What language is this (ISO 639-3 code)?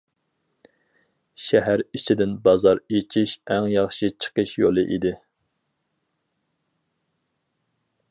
uig